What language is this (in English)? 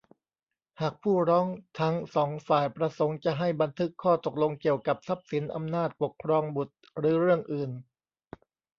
Thai